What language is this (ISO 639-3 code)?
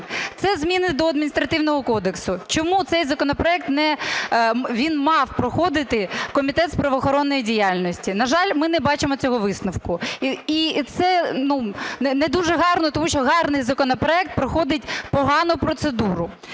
ukr